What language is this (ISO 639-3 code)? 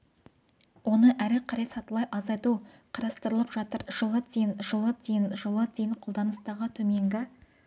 kaz